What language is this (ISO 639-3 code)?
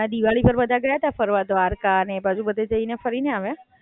guj